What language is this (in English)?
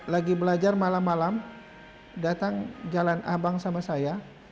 Indonesian